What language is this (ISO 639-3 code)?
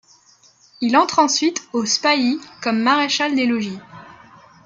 fra